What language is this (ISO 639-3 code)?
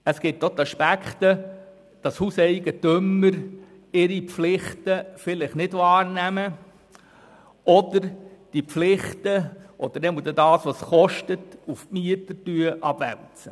gsw